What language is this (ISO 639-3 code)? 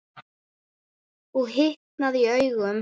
isl